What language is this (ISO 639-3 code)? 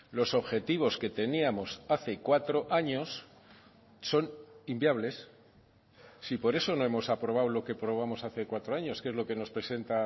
spa